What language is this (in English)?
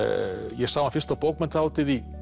Icelandic